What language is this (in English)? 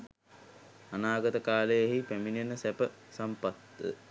Sinhala